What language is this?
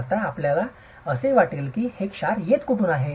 Marathi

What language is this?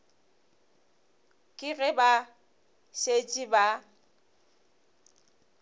Northern Sotho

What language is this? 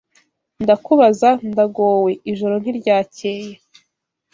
Kinyarwanda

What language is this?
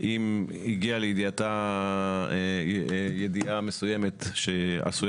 Hebrew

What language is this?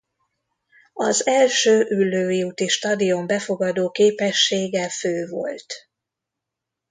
Hungarian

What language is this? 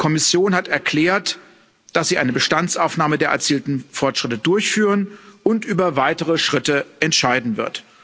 German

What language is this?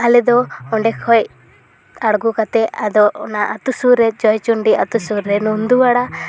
Santali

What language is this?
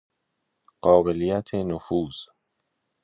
Persian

